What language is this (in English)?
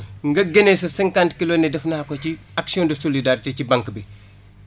Wolof